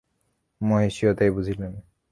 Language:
Bangla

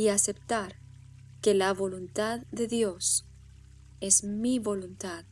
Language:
Spanish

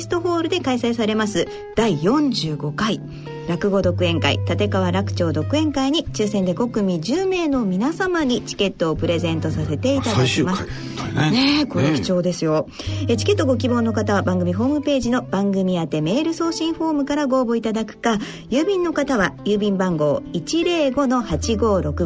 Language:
Japanese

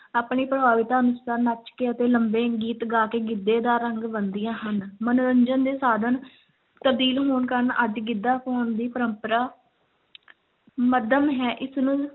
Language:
Punjabi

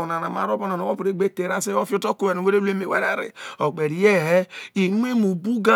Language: Isoko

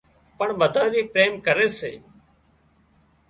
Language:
Wadiyara Koli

